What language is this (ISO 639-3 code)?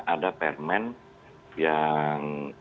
ind